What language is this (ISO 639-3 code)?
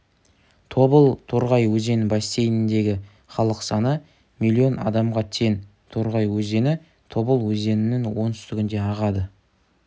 kaz